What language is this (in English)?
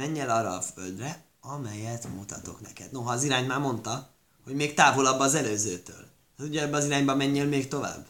Hungarian